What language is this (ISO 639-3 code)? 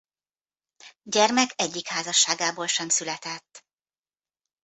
hun